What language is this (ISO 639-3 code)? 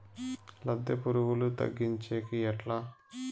tel